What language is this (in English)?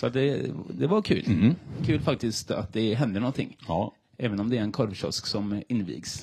Swedish